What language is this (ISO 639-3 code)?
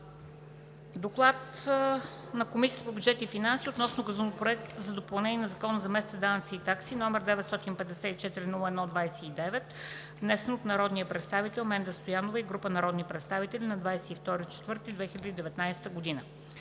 bul